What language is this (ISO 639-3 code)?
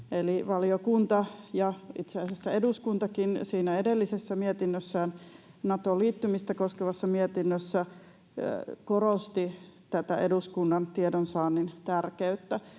fin